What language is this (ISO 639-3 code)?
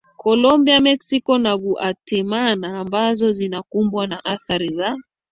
swa